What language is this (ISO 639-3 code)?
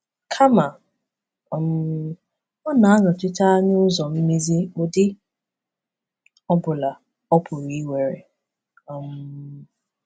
ibo